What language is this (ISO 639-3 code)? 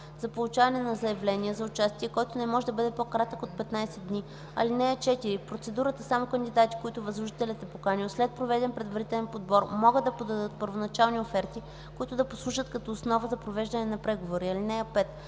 bul